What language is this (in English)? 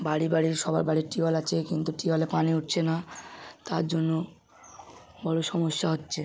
Bangla